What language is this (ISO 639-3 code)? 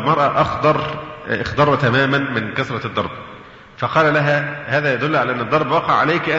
ara